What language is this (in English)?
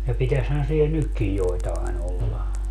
Finnish